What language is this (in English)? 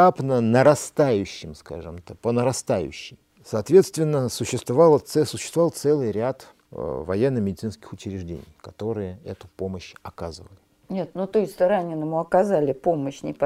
Russian